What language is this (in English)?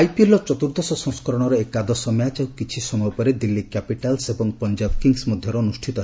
Odia